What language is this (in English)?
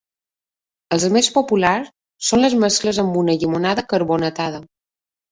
Catalan